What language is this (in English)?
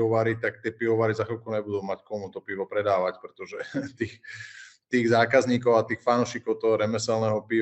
Slovak